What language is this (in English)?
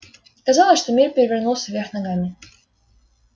Russian